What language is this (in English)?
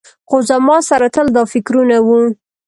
Pashto